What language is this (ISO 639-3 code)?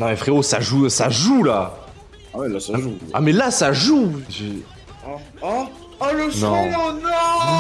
fra